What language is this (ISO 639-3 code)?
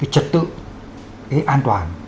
vie